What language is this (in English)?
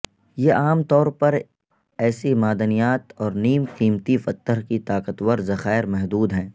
Urdu